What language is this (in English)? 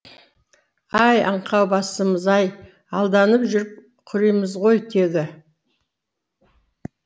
Kazakh